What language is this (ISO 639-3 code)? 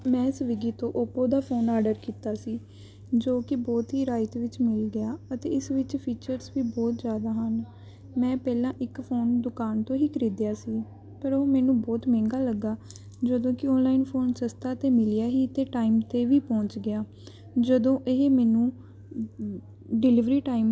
pan